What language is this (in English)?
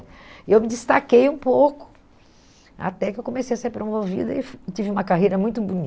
Portuguese